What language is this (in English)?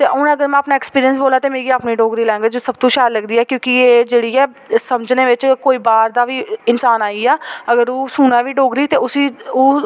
Dogri